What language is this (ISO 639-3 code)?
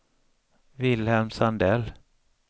swe